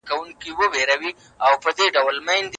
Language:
Pashto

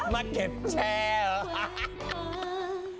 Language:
Thai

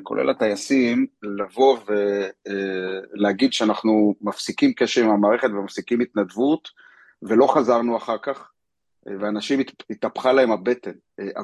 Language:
Hebrew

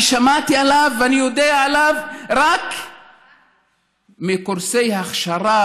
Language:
Hebrew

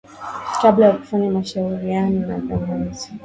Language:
Swahili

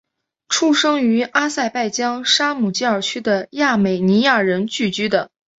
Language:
Chinese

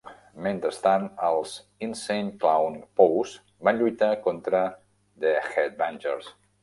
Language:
Catalan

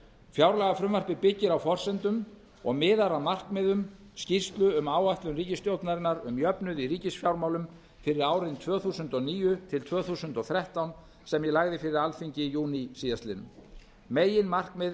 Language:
Icelandic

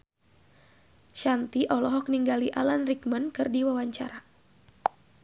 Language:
Sundanese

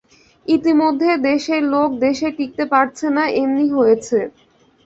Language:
Bangla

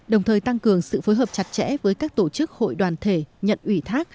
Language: Vietnamese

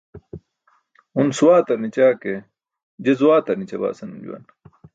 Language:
Burushaski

